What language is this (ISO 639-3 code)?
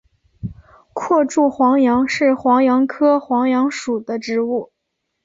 zho